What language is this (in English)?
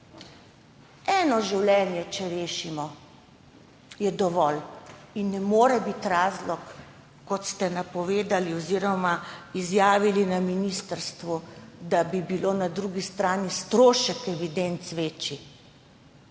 Slovenian